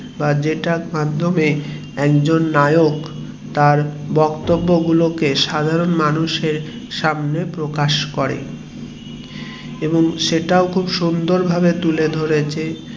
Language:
Bangla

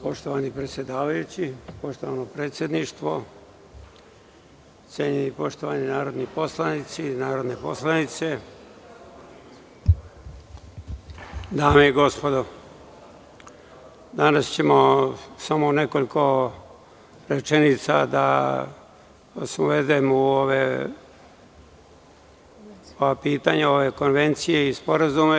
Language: Serbian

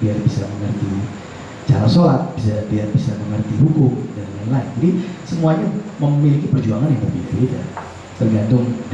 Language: Indonesian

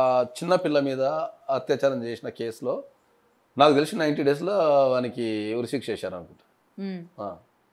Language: Telugu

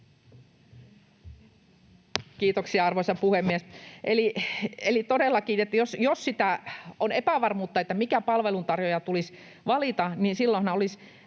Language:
Finnish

